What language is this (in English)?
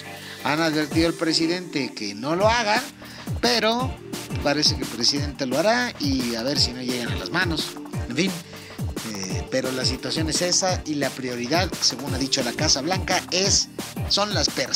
Spanish